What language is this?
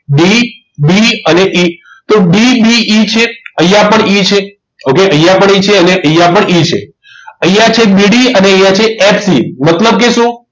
Gujarati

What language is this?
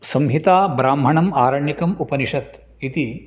Sanskrit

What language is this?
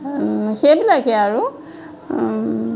Assamese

